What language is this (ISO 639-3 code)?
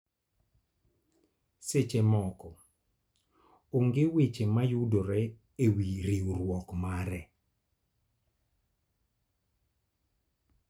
luo